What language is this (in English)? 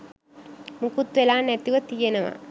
Sinhala